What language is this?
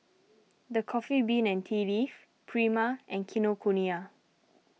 English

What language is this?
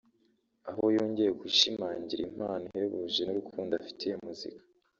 Kinyarwanda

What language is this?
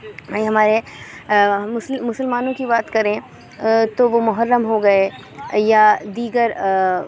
Urdu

